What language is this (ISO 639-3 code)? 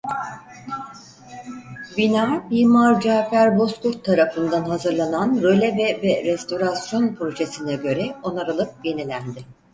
tur